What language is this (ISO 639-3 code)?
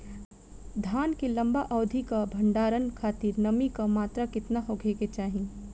bho